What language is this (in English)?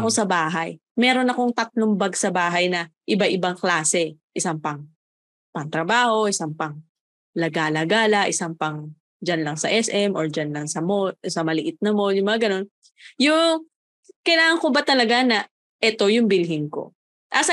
Filipino